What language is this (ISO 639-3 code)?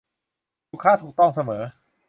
tha